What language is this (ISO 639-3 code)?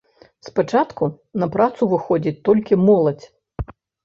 bel